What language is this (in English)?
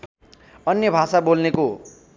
Nepali